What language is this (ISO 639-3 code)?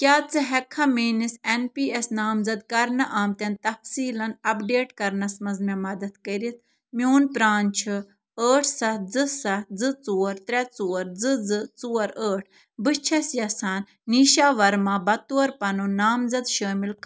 kas